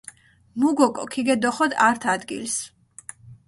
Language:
Mingrelian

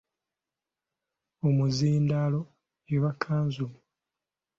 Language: Ganda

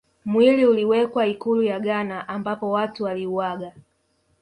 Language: Swahili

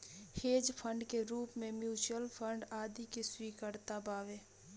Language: Bhojpuri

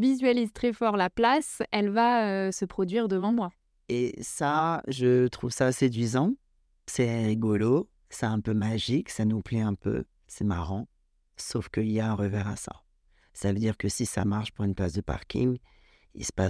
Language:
French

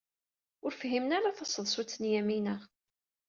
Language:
Kabyle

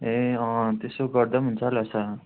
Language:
Nepali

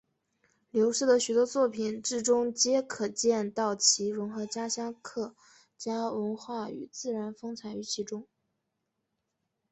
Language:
Chinese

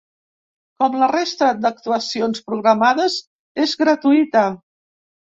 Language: Catalan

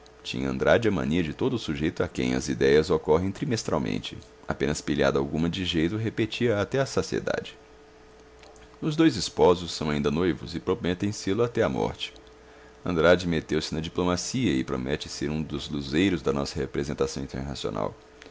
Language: Portuguese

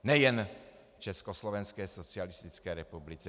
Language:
Czech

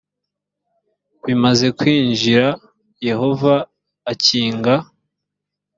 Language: Kinyarwanda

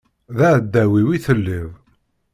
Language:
Kabyle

